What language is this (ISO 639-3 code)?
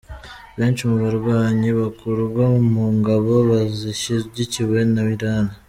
kin